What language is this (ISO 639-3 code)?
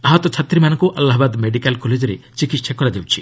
ori